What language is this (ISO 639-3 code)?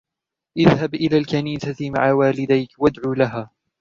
ara